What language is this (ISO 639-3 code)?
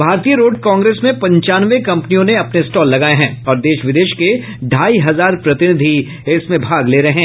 hin